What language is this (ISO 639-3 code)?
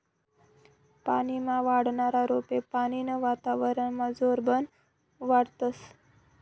mar